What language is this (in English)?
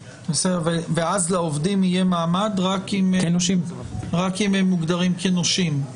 Hebrew